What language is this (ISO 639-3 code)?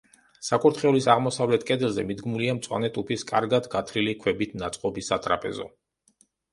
kat